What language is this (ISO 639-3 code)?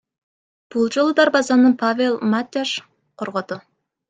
kir